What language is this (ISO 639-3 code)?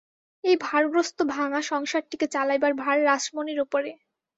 ben